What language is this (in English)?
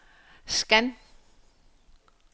Danish